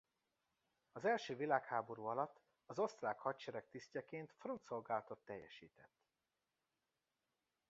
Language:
Hungarian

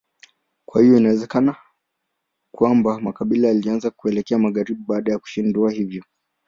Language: Swahili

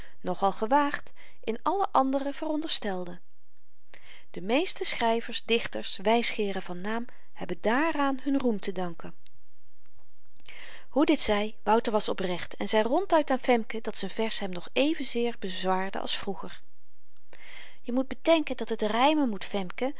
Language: Dutch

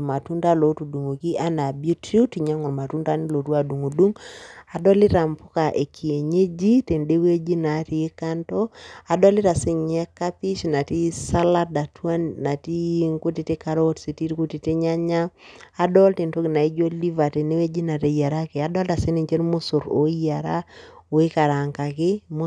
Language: Masai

